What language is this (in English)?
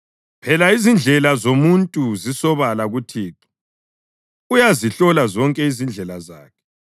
North Ndebele